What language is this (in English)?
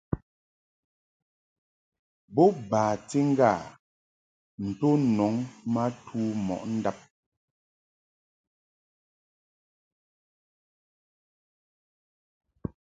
Mungaka